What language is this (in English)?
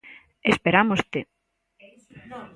Galician